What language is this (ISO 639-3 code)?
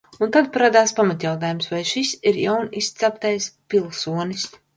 lav